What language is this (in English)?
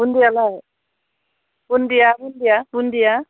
Bodo